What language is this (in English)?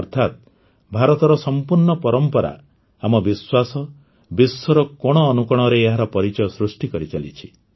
Odia